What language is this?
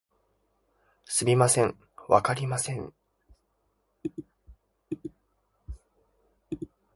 Japanese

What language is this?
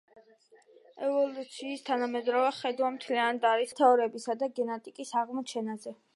Georgian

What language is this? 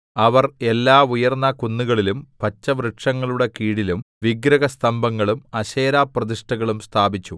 Malayalam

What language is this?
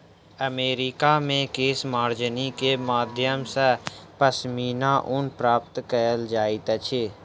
Maithili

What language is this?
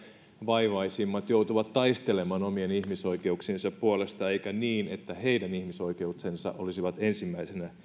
Finnish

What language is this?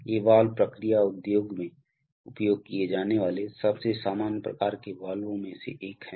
Hindi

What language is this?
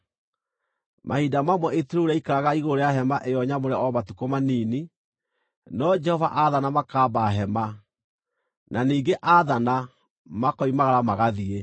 Kikuyu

